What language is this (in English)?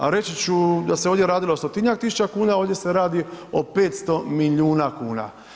Croatian